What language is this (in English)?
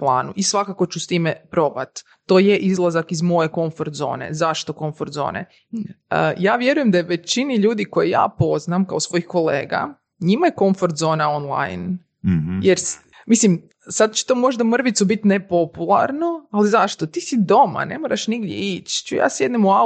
Croatian